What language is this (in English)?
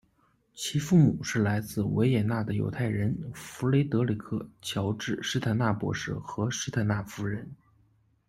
Chinese